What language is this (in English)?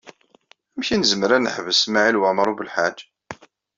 Kabyle